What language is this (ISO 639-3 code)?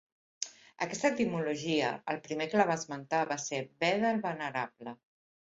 cat